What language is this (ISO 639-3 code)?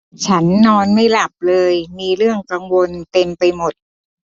tha